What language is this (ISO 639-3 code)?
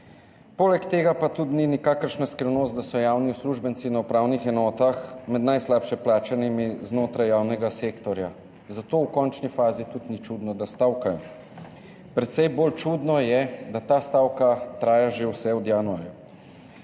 slv